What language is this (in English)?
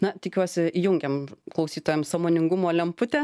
Lithuanian